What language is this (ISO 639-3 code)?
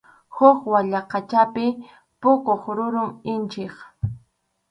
qxu